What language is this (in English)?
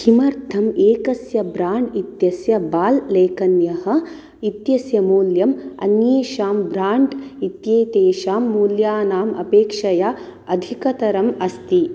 Sanskrit